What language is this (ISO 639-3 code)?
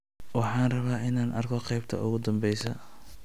som